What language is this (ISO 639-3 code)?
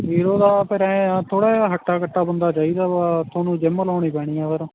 pan